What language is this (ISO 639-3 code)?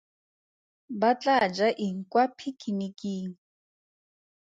tsn